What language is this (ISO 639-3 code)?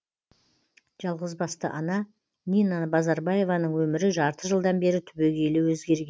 kaz